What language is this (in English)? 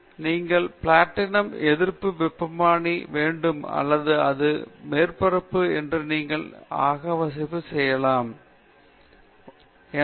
Tamil